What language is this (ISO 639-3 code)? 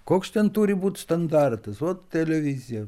lit